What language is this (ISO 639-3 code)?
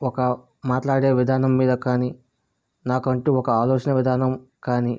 tel